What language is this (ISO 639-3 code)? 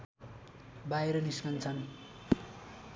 nep